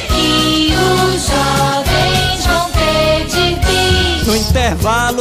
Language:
Portuguese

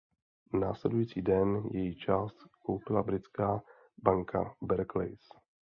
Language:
Czech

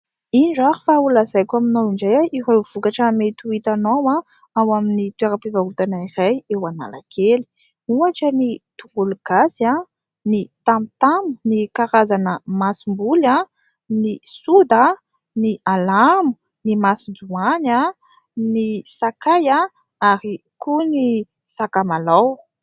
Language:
Malagasy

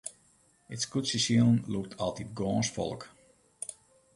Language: Western Frisian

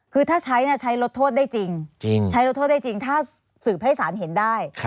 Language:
Thai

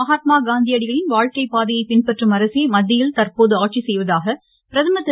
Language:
Tamil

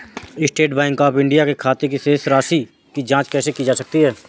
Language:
Hindi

